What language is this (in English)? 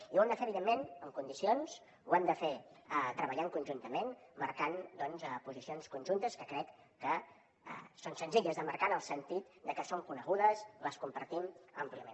Catalan